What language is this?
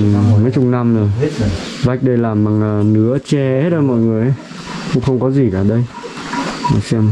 Vietnamese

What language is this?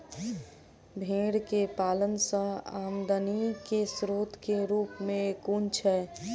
Maithili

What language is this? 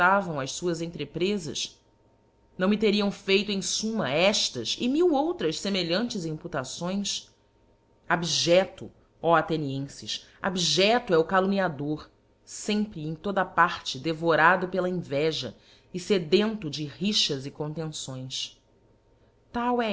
Portuguese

